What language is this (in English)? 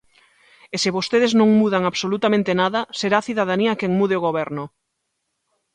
Galician